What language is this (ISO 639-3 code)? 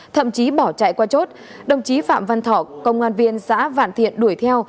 vie